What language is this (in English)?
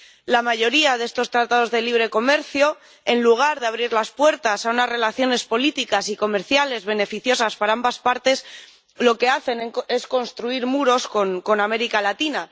Spanish